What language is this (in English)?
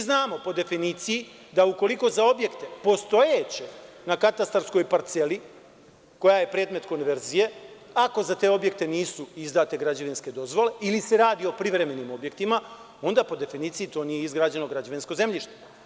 Serbian